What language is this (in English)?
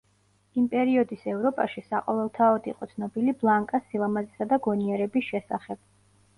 Georgian